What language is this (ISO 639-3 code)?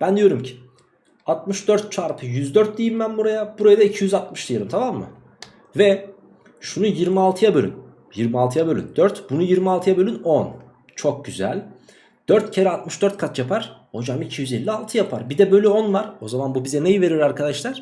tur